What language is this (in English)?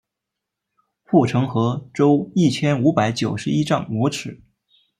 Chinese